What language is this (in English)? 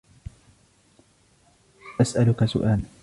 Arabic